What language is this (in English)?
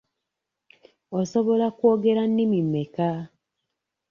Ganda